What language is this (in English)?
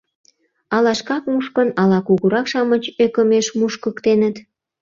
Mari